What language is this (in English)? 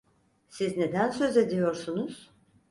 Turkish